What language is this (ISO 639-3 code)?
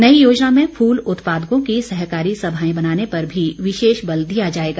hin